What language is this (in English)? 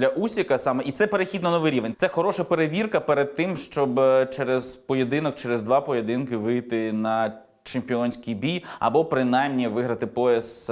Ukrainian